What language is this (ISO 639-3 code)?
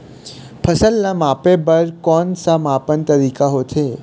hne